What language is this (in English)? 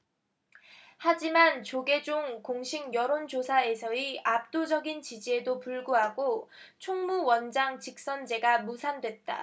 Korean